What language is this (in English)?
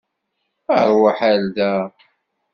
Kabyle